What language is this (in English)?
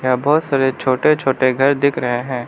Hindi